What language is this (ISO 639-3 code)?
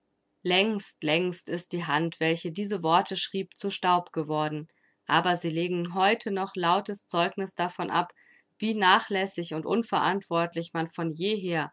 deu